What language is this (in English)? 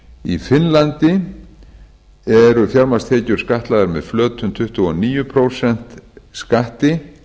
Icelandic